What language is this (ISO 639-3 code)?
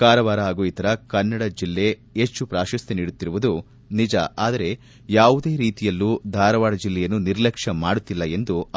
kan